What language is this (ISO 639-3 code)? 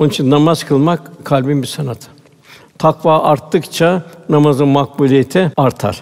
tur